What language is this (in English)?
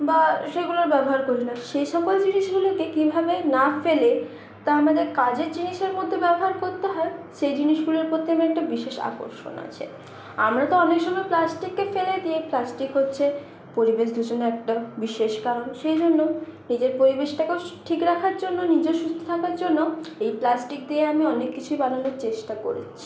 Bangla